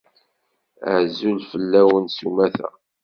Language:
Kabyle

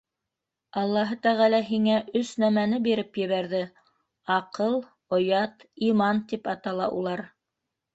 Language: Bashkir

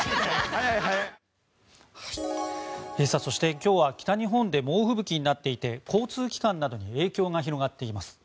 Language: Japanese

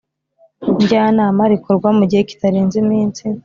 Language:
Kinyarwanda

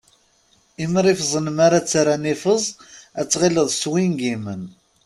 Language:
Kabyle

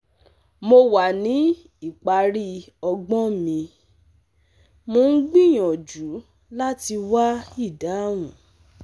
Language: Yoruba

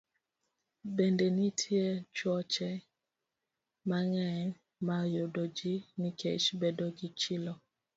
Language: Luo (Kenya and Tanzania)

